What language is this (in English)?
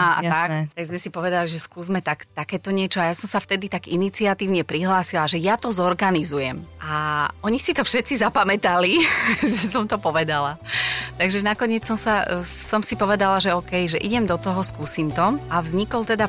Slovak